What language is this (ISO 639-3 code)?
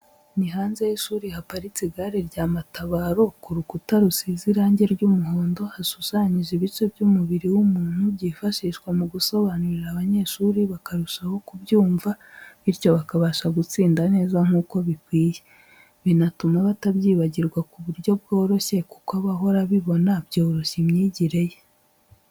kin